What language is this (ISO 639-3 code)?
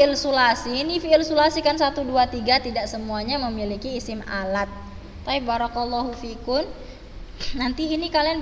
ind